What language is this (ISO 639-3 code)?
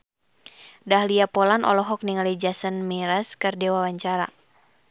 sun